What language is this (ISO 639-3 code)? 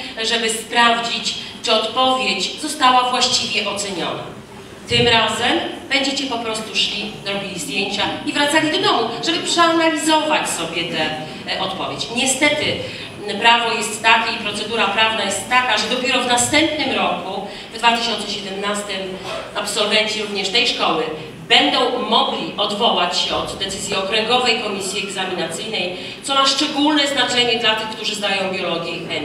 pol